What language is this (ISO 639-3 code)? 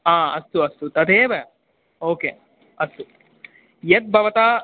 san